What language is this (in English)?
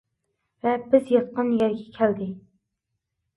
Uyghur